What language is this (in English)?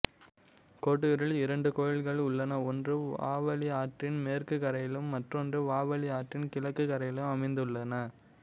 Tamil